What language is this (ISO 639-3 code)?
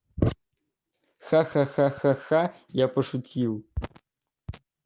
rus